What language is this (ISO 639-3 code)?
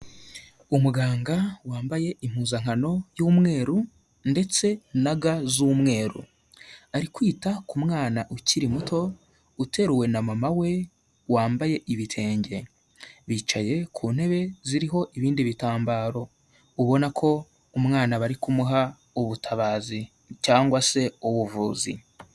kin